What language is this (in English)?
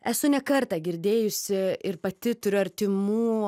Lithuanian